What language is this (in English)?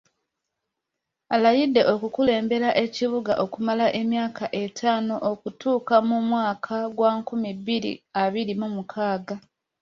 Ganda